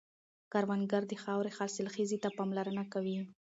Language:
Pashto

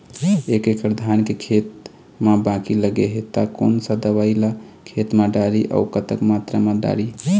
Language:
Chhattisgarhi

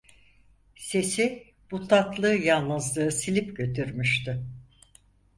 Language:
Turkish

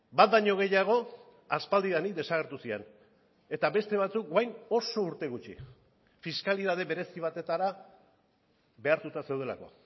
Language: Basque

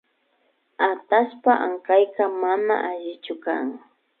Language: Imbabura Highland Quichua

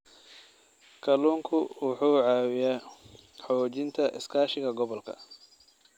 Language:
Somali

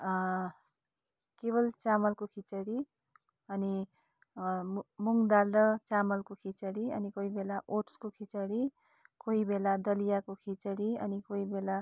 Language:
Nepali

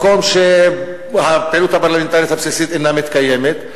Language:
Hebrew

